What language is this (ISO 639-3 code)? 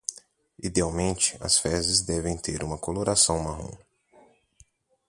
por